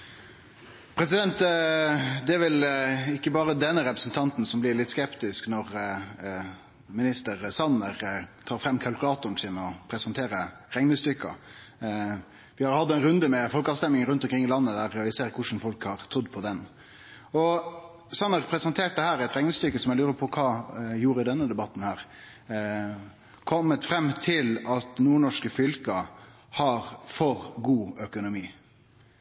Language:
Norwegian Nynorsk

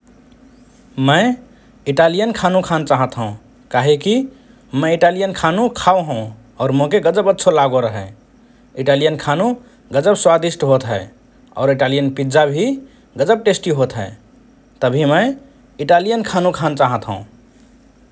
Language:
Rana Tharu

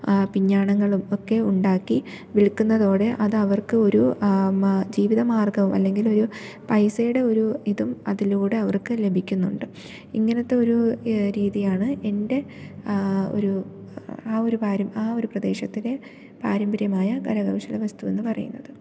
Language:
Malayalam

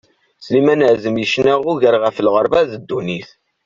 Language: Kabyle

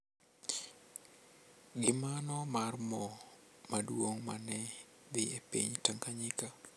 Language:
Luo (Kenya and Tanzania)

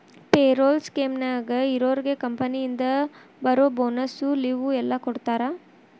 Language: Kannada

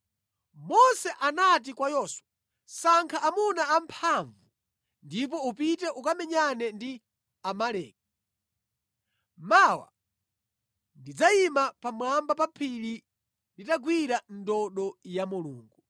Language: Nyanja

